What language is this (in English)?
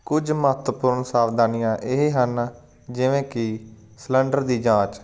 Punjabi